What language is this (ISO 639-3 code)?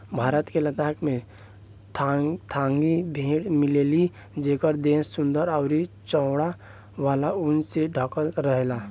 bho